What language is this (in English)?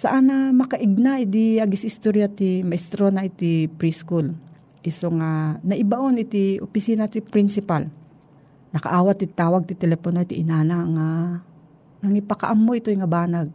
Filipino